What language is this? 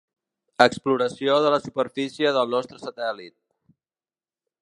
Catalan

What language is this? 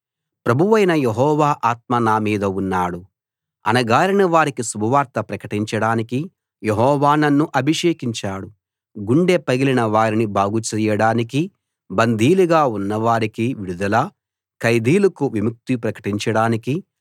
Telugu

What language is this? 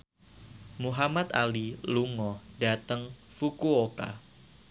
Javanese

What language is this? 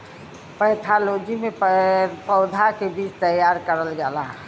Bhojpuri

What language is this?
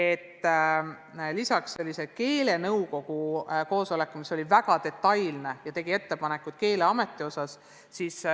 Estonian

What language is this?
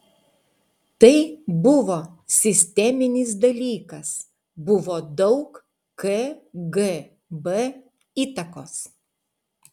Lithuanian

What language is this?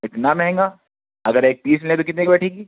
Urdu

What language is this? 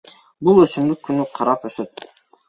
Kyrgyz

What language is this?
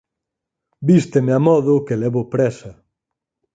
Galician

